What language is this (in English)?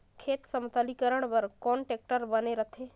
Chhattisgarhi